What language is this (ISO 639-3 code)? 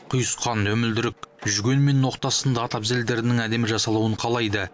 kaz